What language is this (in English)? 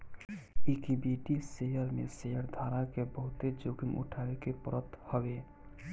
Bhojpuri